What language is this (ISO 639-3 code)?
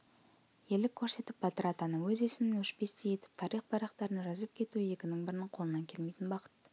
kaz